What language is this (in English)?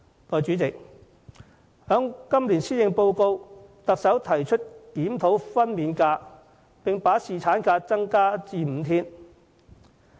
Cantonese